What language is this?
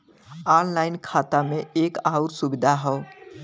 Bhojpuri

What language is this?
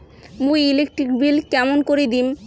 Bangla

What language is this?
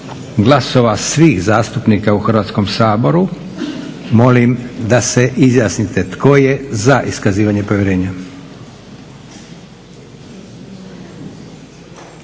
Croatian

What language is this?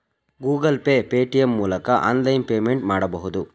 Kannada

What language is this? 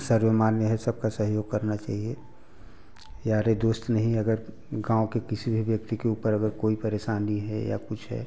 Hindi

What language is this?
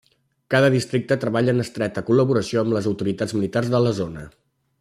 Catalan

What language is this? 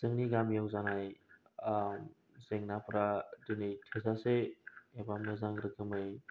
Bodo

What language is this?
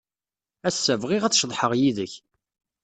Kabyle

